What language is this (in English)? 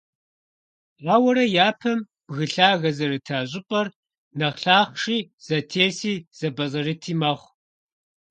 Kabardian